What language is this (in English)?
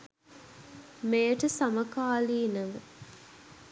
Sinhala